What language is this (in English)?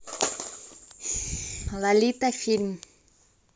Russian